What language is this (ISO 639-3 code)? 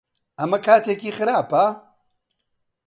ckb